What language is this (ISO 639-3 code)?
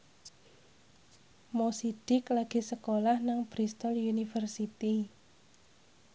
jav